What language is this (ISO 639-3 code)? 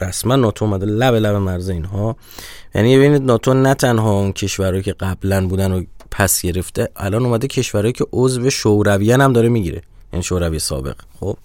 fas